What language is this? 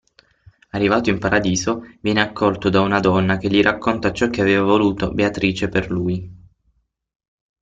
Italian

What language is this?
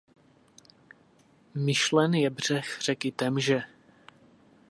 Czech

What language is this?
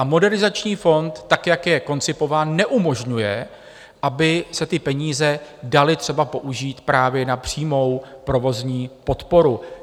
Czech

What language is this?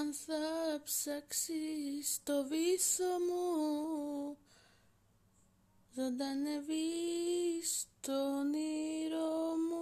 Greek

